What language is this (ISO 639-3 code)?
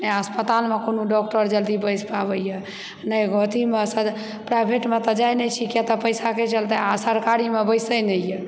mai